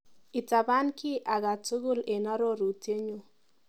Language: Kalenjin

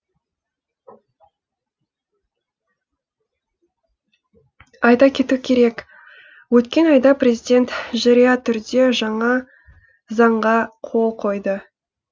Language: Kazakh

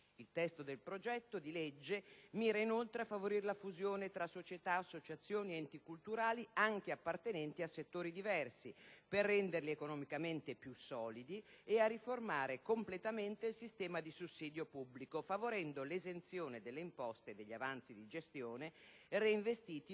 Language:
Italian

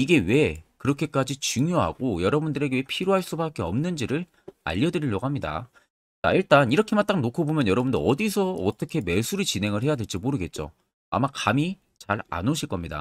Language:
Korean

